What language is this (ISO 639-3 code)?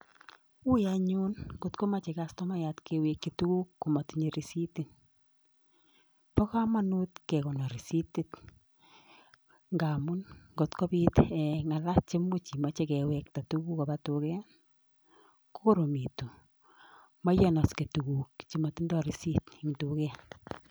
kln